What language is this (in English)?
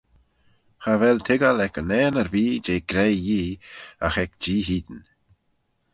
Manx